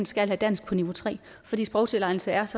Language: Danish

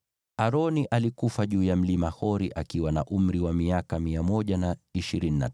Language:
Swahili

